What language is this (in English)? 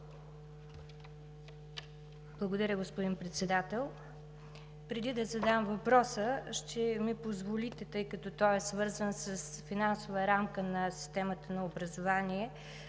Bulgarian